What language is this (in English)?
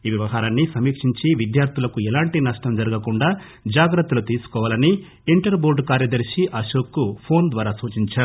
Telugu